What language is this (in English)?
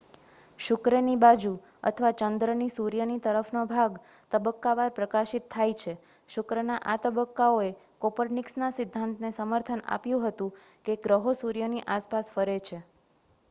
Gujarati